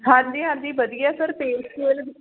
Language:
Punjabi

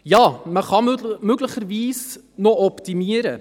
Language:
Swiss German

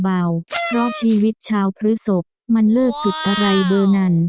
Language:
Thai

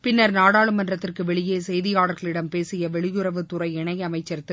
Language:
Tamil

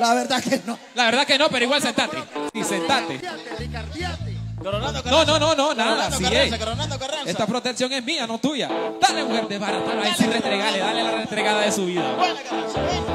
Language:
Spanish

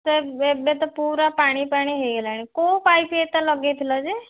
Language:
Odia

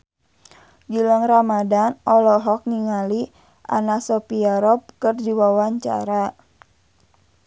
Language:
Sundanese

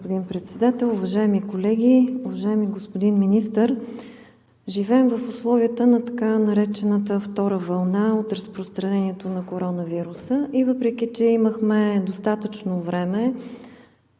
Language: Bulgarian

